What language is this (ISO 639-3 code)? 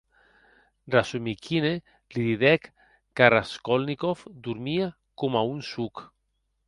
oci